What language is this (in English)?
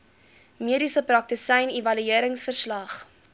Afrikaans